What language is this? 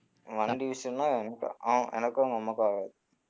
Tamil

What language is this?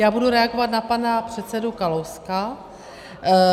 Czech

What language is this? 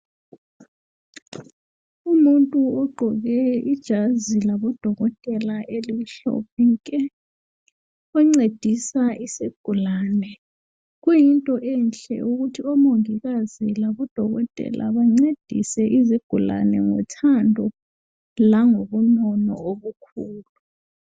North Ndebele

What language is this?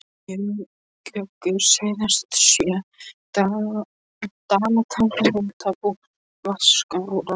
Icelandic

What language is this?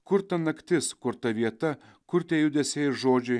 Lithuanian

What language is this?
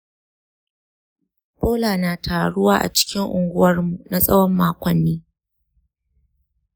Hausa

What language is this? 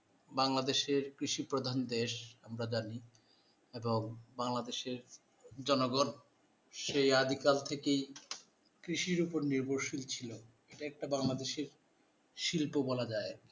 Bangla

